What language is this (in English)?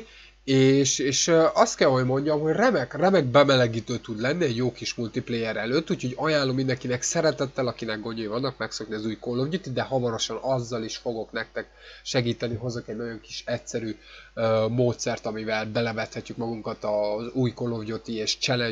Hungarian